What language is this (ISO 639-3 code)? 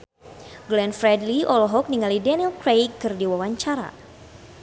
sun